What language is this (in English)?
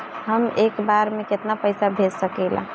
Bhojpuri